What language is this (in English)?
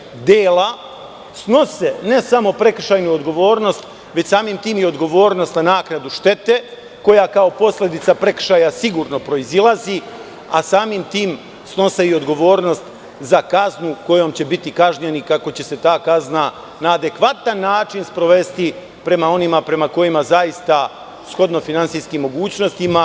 Serbian